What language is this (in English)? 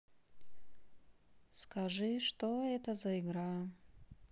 Russian